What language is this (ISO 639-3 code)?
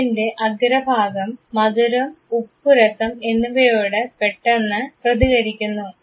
mal